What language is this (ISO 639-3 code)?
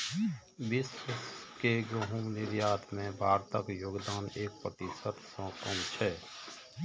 mai